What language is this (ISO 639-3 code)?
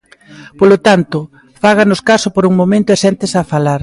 glg